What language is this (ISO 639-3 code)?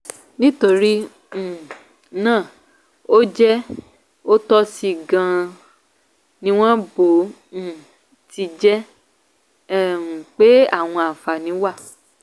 yor